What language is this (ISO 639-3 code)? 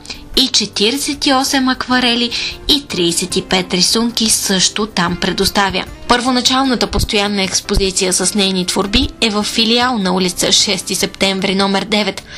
bul